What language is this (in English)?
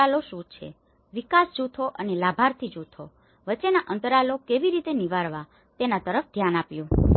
Gujarati